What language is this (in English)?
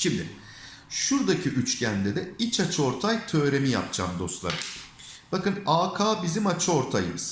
Turkish